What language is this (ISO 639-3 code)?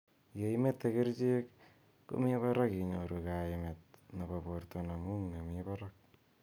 kln